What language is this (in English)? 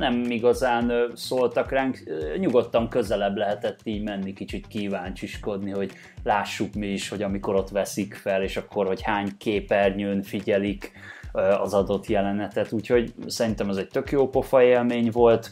Hungarian